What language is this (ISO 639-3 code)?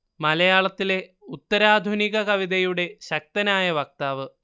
mal